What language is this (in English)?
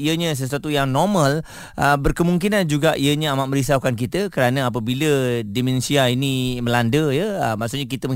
Malay